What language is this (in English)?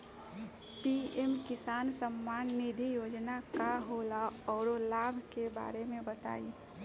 Bhojpuri